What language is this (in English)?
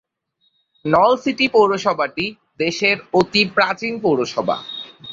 Bangla